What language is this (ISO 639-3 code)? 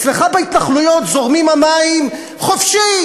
heb